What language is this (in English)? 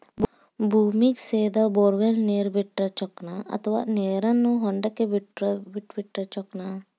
Kannada